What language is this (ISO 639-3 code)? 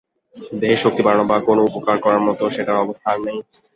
ben